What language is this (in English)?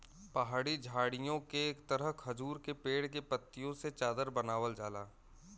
Bhojpuri